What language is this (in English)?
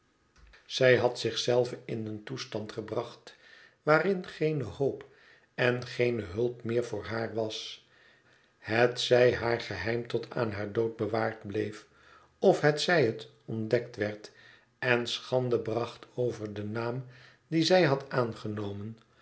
Dutch